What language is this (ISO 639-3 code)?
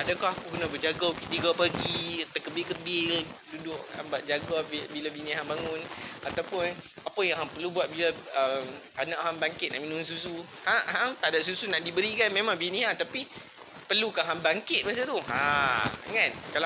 msa